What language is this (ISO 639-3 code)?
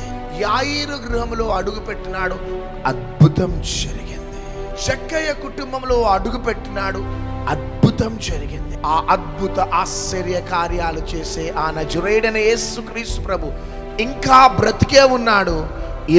ita